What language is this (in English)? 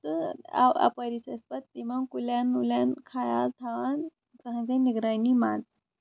Kashmiri